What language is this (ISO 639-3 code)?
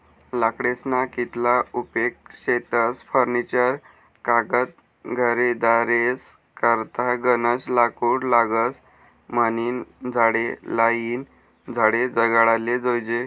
mar